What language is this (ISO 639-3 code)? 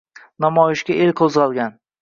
uzb